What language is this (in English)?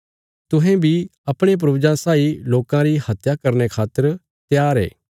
Bilaspuri